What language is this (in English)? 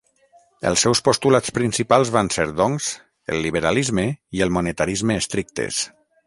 Catalan